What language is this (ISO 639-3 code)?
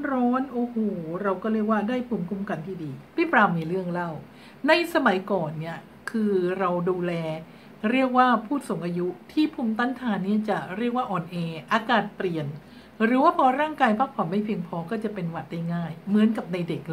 tha